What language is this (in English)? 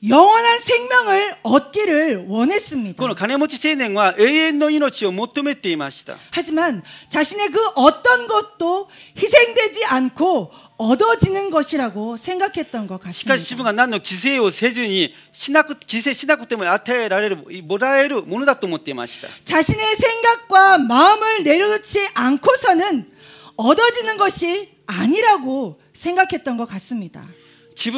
Korean